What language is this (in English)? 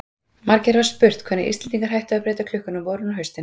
Icelandic